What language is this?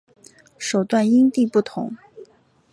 Chinese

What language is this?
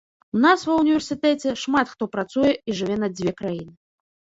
Belarusian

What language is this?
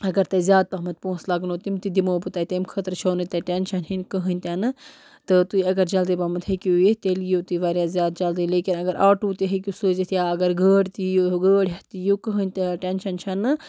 Kashmiri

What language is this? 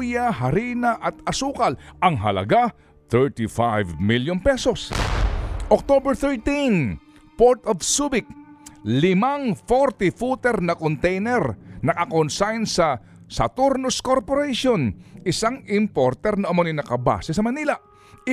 Filipino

